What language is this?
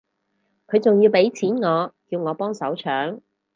Cantonese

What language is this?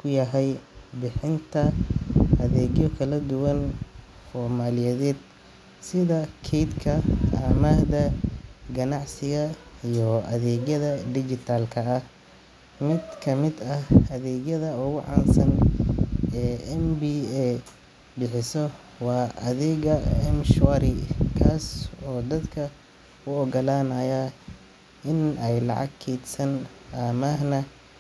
Somali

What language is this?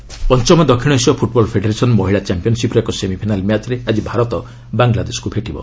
Odia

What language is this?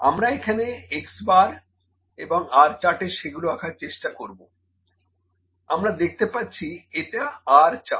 Bangla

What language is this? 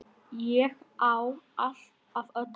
Icelandic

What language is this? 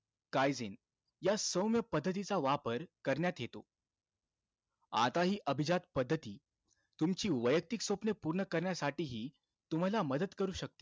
Marathi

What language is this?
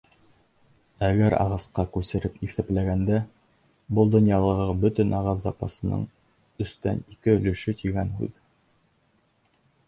Bashkir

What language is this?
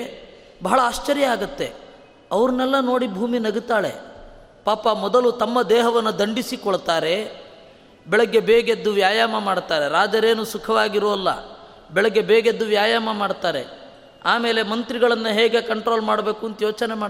Kannada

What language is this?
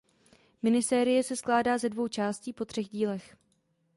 Czech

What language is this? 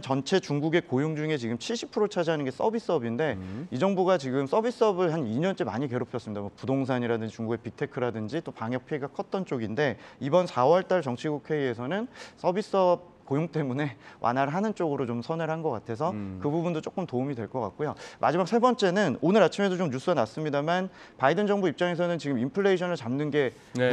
Korean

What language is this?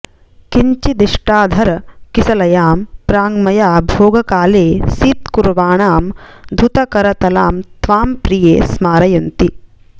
Sanskrit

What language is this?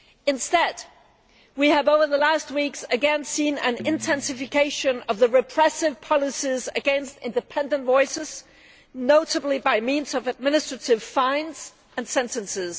English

